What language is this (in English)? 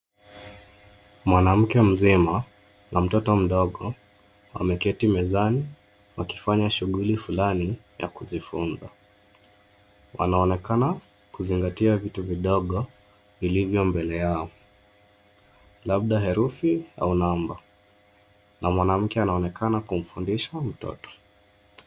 Swahili